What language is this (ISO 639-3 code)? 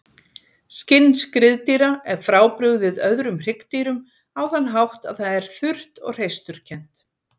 isl